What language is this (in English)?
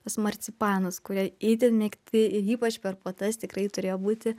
Lithuanian